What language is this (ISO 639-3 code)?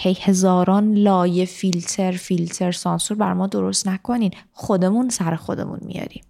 fas